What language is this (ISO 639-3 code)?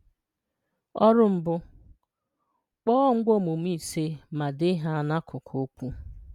ibo